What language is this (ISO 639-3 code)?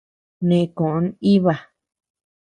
cux